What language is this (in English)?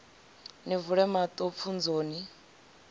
Venda